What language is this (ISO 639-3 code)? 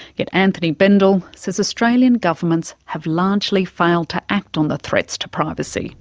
eng